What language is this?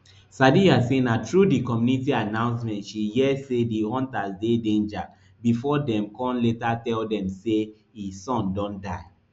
Nigerian Pidgin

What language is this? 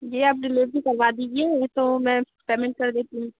Hindi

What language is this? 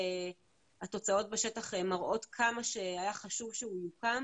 Hebrew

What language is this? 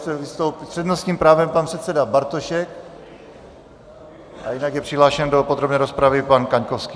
Czech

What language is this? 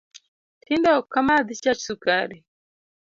Luo (Kenya and Tanzania)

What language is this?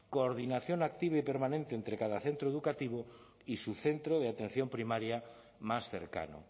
Spanish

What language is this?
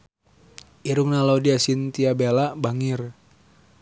Sundanese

